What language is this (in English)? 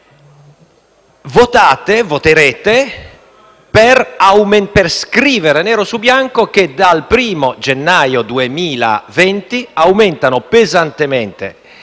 Italian